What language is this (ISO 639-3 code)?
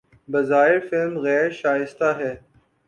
urd